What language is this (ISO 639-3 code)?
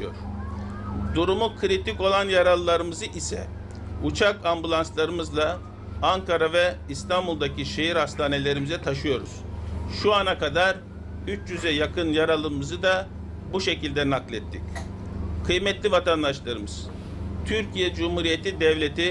tur